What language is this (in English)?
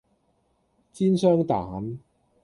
Cantonese